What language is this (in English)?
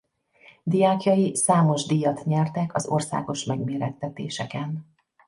Hungarian